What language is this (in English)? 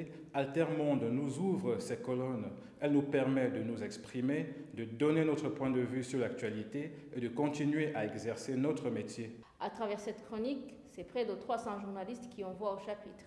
French